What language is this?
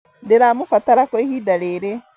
Kikuyu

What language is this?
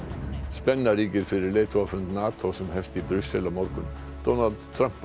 Icelandic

